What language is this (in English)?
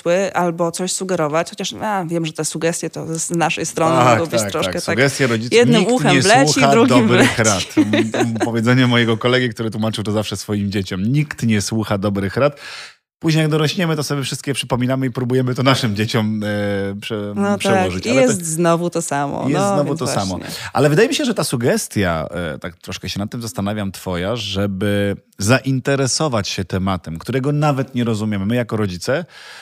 Polish